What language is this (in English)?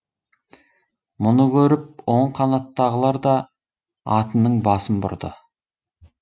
Kazakh